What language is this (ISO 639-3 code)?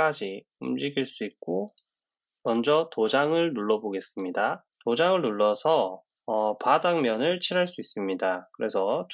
kor